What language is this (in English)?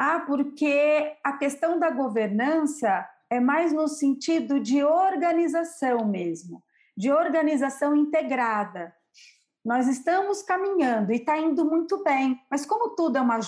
Portuguese